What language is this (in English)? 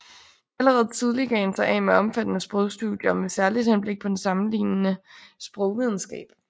Danish